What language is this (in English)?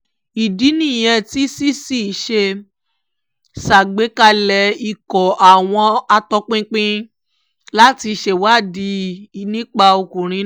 Yoruba